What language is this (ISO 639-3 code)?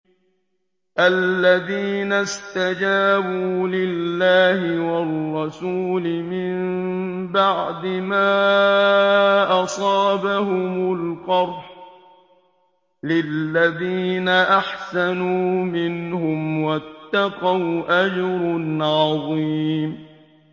ara